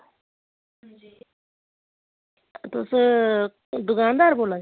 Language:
Dogri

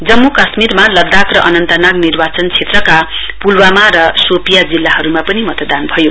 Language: Nepali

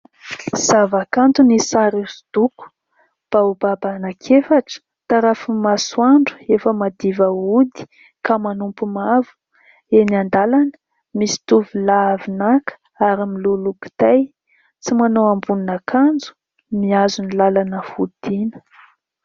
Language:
Malagasy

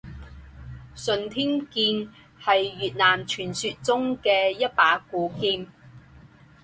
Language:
Chinese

